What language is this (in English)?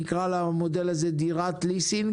Hebrew